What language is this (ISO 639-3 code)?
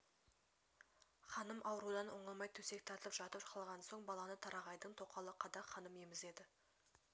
kaz